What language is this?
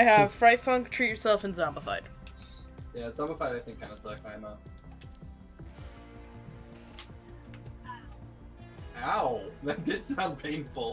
English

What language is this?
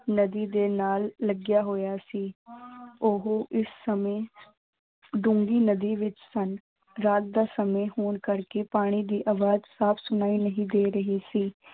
Punjabi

